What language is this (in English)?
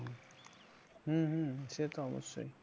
Bangla